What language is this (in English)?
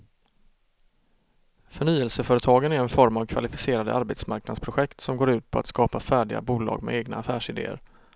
Swedish